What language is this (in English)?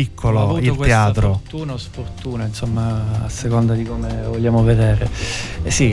Italian